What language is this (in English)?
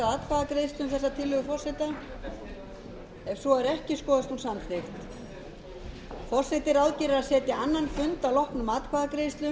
Icelandic